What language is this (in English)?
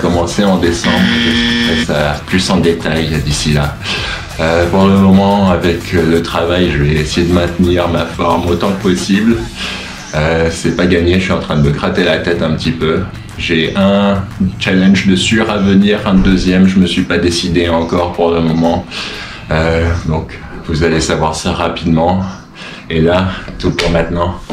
French